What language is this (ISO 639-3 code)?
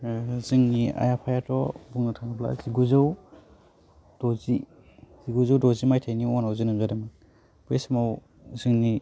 brx